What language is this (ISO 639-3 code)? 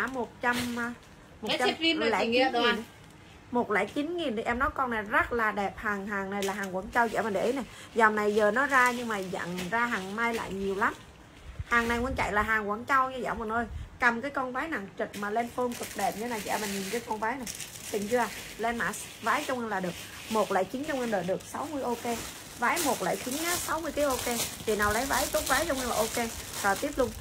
vie